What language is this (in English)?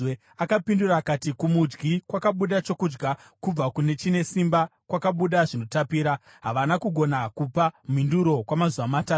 Shona